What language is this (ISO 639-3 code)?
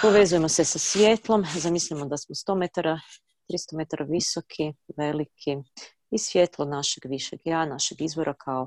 hrv